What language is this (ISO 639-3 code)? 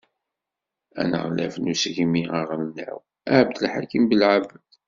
kab